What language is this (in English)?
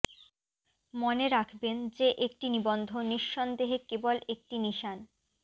Bangla